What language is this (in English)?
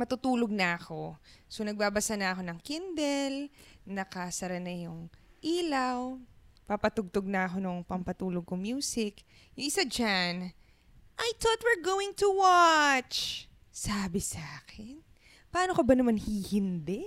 Filipino